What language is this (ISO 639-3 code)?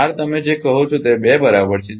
guj